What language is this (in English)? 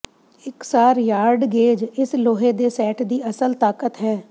Punjabi